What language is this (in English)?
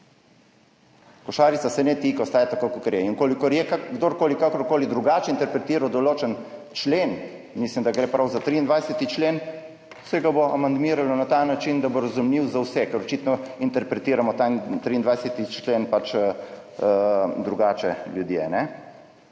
Slovenian